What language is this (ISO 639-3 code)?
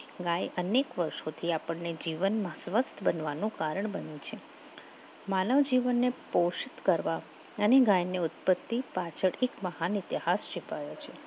guj